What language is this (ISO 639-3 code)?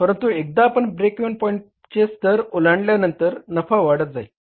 mar